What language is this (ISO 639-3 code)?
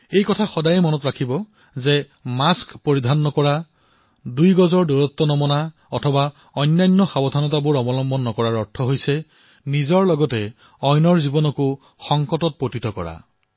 asm